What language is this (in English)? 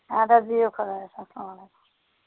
Kashmiri